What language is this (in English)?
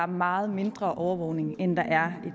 Danish